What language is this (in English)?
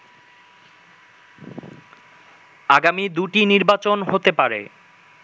Bangla